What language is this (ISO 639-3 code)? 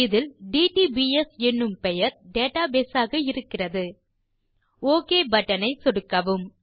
tam